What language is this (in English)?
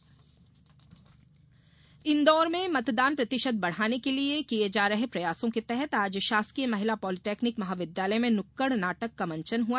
Hindi